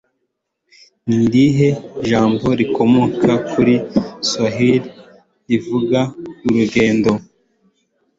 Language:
Kinyarwanda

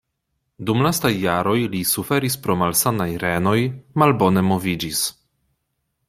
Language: Esperanto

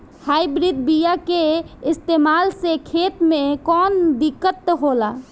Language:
Bhojpuri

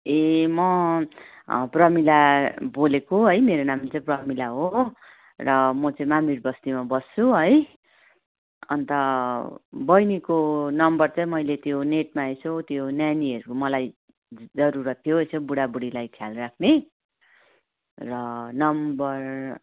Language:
Nepali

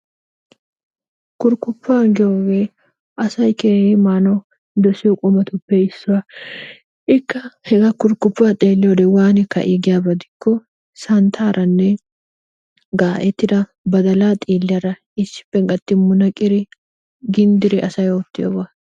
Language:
Wolaytta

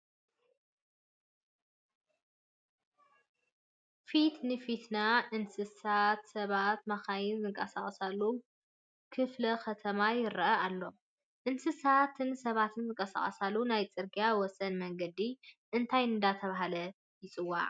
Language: Tigrinya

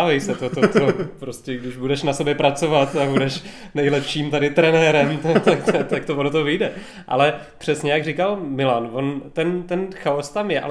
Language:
Czech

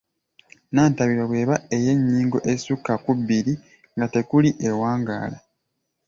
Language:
Ganda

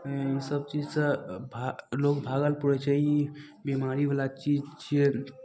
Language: Maithili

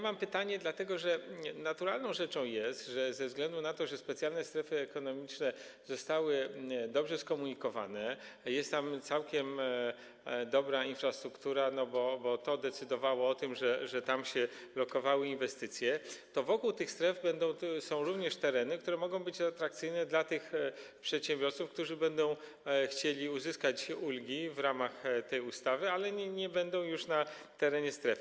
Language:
Polish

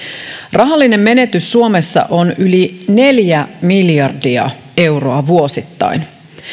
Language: Finnish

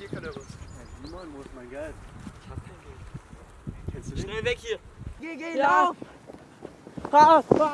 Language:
German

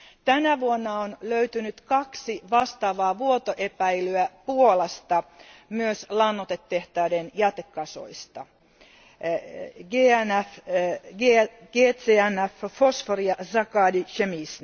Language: Finnish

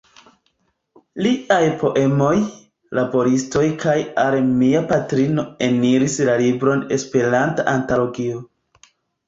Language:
Esperanto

